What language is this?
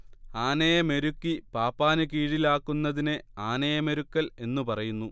Malayalam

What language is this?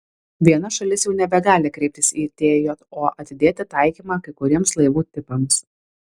Lithuanian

